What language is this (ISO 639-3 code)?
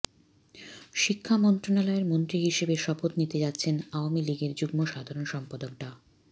ben